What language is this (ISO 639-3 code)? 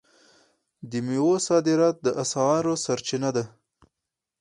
pus